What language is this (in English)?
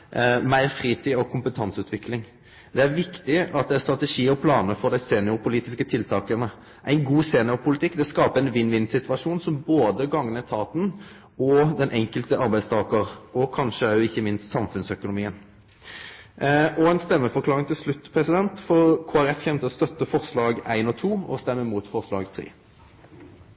Norwegian Nynorsk